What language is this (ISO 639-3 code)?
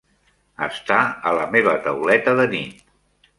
cat